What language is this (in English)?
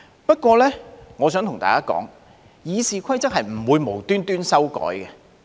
Cantonese